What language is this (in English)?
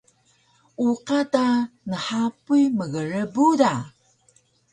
Taroko